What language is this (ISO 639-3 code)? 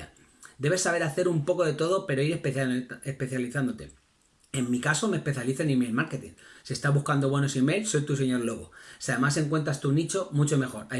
spa